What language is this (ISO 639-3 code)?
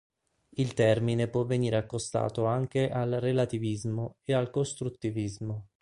ita